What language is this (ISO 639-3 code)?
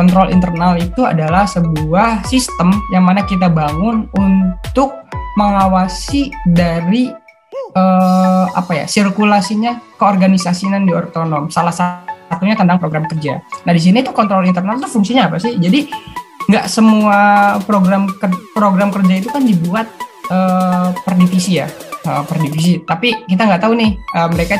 ind